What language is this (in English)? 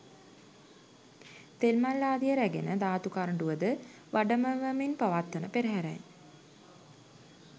Sinhala